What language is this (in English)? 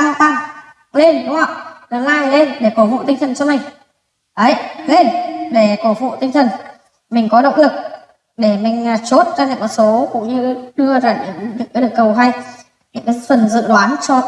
Vietnamese